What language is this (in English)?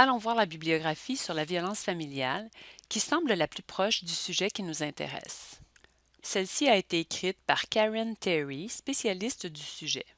French